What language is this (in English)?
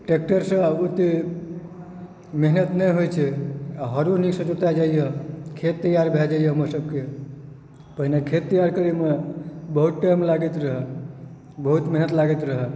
Maithili